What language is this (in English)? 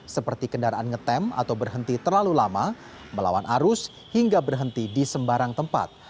Indonesian